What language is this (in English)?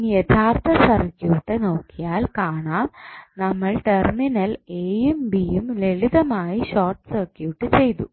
Malayalam